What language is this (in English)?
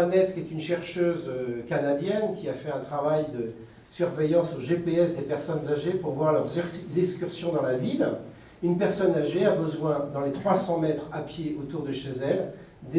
French